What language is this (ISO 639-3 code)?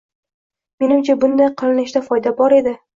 uzb